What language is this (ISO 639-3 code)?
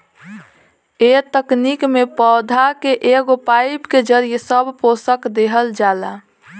bho